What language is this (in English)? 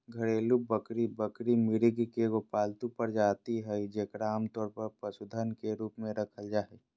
Magahi